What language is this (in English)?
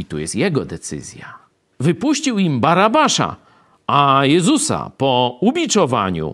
Polish